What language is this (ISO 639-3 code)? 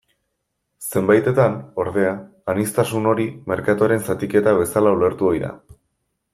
eus